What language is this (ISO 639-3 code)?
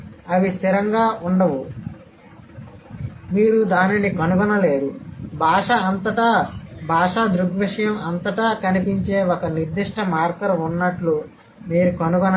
tel